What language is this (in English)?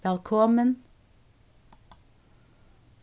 Faroese